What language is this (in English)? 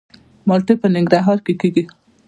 Pashto